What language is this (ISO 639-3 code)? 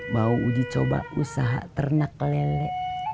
ind